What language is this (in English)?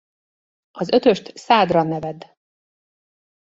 Hungarian